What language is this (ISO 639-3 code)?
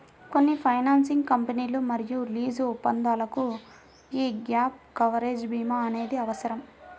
tel